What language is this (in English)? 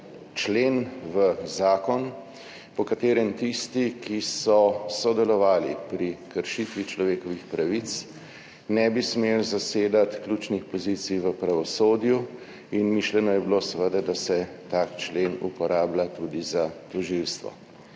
Slovenian